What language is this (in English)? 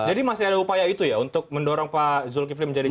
Indonesian